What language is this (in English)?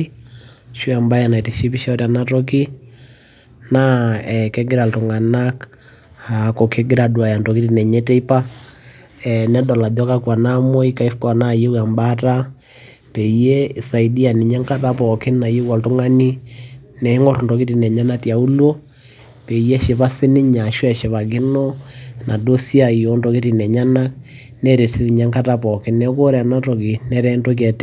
Masai